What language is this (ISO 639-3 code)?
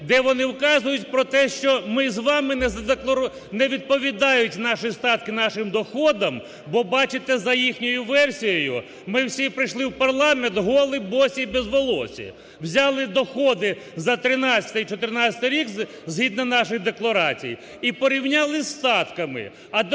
ukr